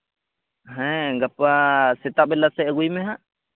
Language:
Santali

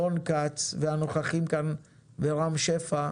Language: Hebrew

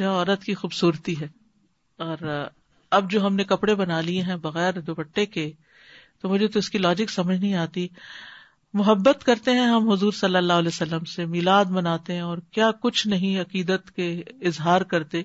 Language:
Urdu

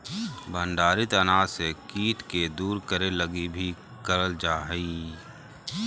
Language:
Magahi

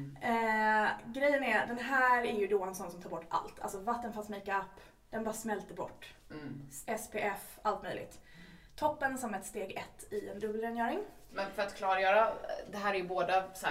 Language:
Swedish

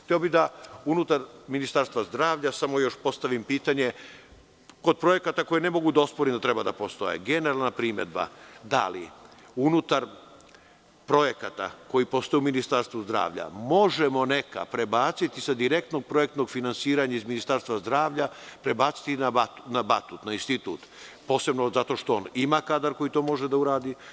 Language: Serbian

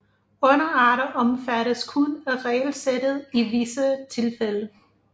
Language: Danish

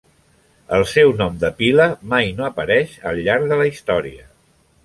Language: Catalan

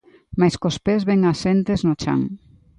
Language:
Galician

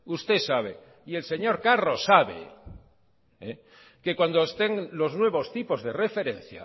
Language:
Spanish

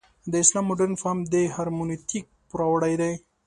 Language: Pashto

